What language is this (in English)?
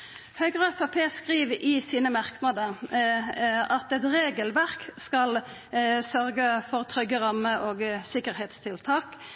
Norwegian Nynorsk